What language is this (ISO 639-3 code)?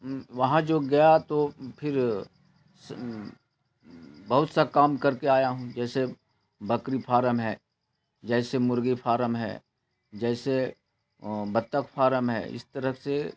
urd